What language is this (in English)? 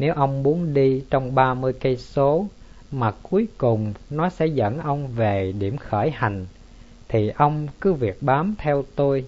Vietnamese